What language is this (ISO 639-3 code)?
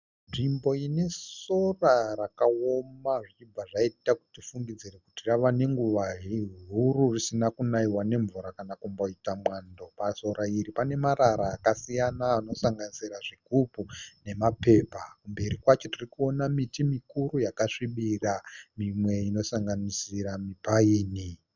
sna